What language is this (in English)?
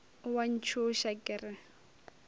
Northern Sotho